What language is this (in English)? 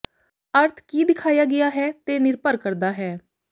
Punjabi